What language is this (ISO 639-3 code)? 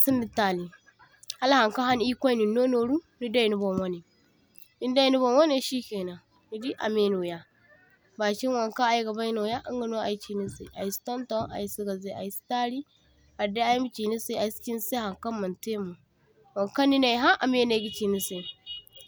dje